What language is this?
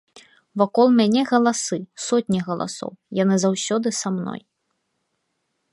Belarusian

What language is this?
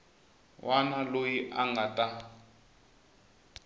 Tsonga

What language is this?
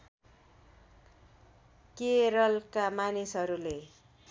Nepali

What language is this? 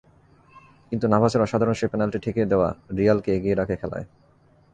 Bangla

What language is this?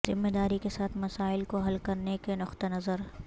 Urdu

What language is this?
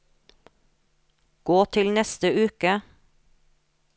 Norwegian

